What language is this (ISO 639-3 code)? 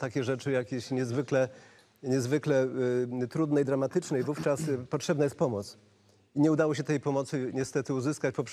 pol